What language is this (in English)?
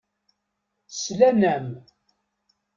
Kabyle